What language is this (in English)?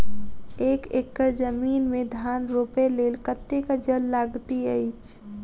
Maithili